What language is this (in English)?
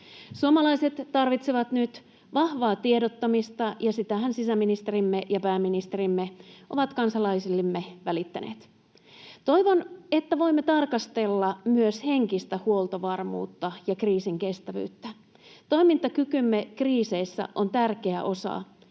Finnish